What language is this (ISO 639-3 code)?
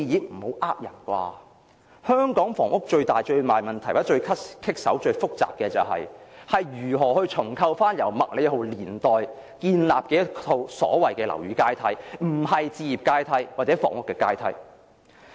yue